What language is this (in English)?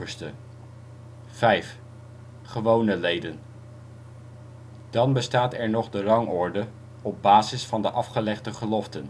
Dutch